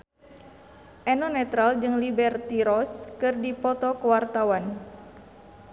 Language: Sundanese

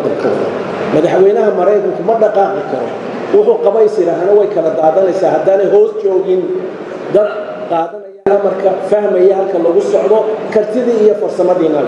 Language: Arabic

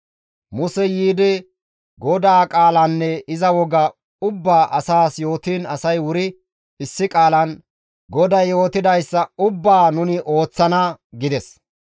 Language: Gamo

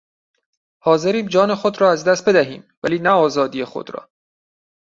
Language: Persian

